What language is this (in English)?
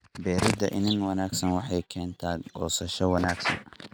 Somali